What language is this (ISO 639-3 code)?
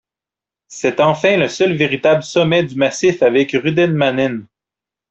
fra